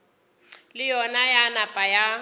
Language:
Northern Sotho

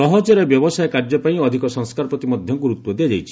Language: Odia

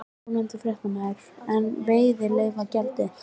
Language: Icelandic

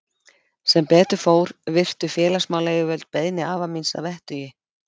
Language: Icelandic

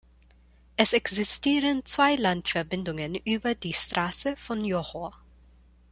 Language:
German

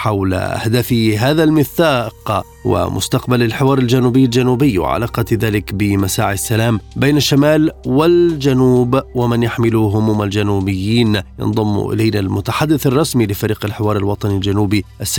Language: Arabic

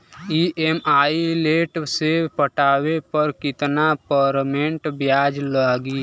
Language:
Bhojpuri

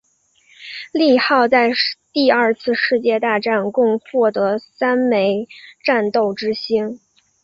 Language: Chinese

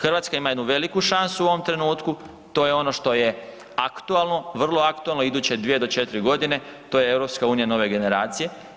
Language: Croatian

